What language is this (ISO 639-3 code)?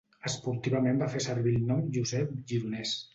cat